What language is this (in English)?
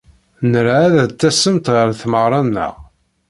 Kabyle